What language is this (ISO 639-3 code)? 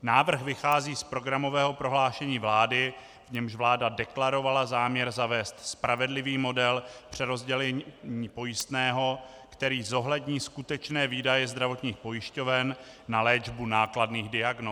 ces